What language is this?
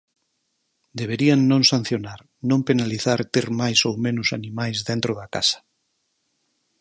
Galician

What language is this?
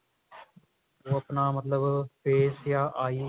Punjabi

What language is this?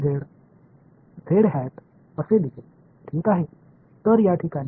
Tamil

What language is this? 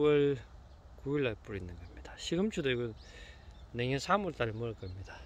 Korean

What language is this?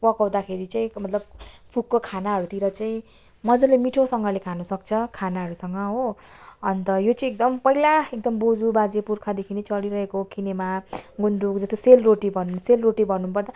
Nepali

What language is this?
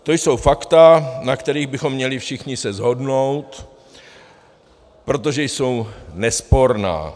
Czech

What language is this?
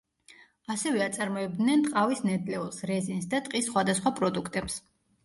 Georgian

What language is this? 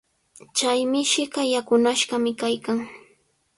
Sihuas Ancash Quechua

